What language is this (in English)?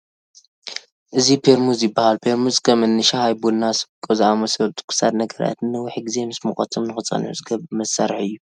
Tigrinya